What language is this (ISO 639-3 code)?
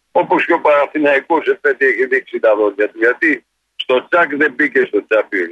ell